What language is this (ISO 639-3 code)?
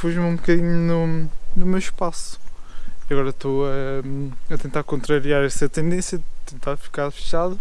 por